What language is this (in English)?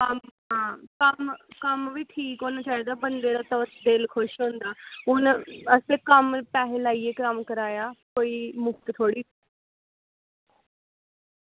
Dogri